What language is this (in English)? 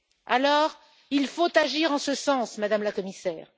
French